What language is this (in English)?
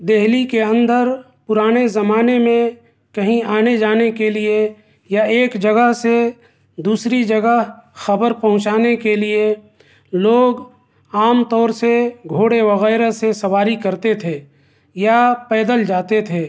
Urdu